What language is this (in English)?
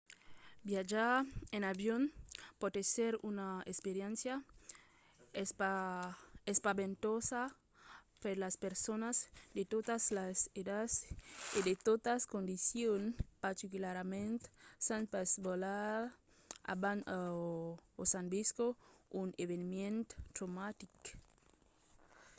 Occitan